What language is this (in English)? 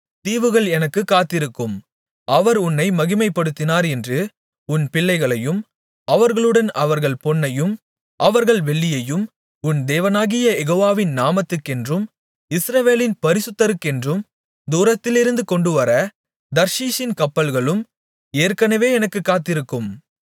Tamil